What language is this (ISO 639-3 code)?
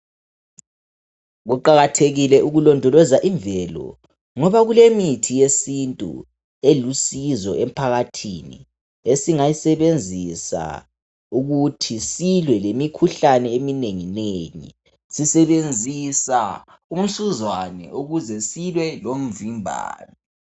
nde